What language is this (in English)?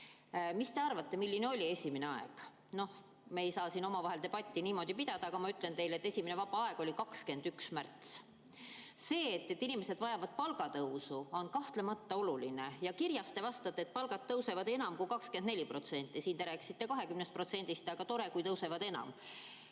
Estonian